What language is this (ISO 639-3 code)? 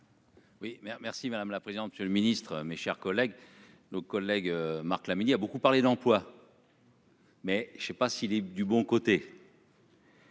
fra